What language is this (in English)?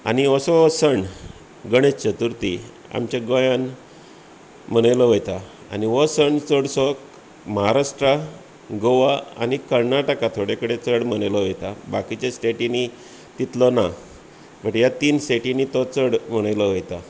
Konkani